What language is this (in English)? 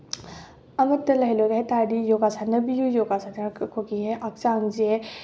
Manipuri